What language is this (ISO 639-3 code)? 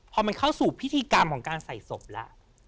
tha